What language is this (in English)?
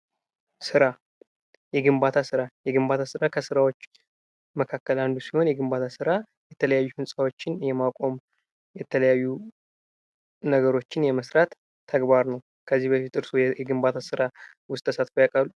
Amharic